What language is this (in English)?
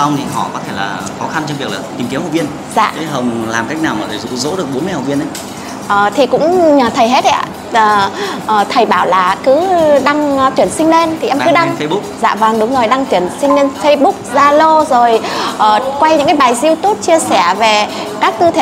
Vietnamese